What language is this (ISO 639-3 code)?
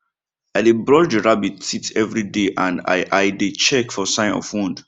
pcm